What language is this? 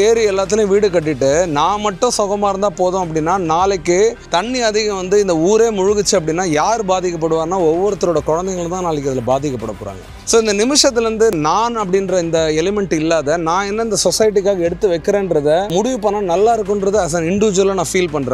Arabic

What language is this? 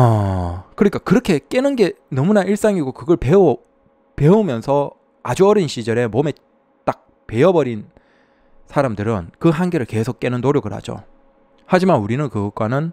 Korean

